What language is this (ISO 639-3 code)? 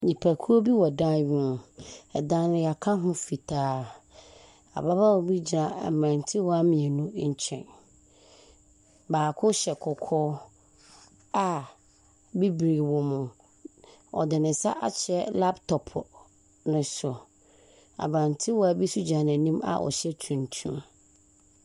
aka